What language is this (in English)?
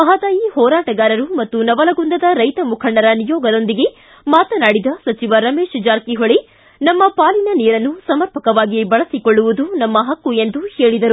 Kannada